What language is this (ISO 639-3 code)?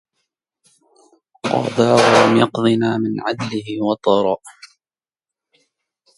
ara